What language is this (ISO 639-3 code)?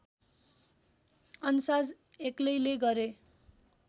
nep